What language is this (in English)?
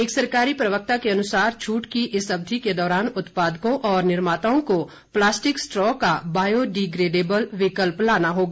Hindi